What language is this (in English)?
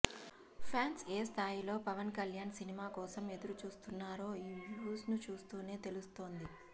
Telugu